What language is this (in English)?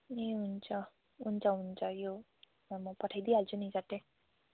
Nepali